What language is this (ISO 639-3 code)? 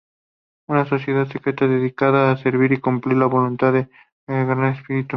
spa